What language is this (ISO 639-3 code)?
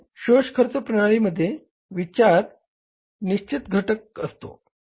mar